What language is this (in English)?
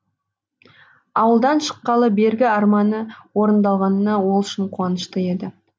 Kazakh